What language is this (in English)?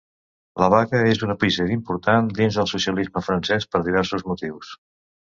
Catalan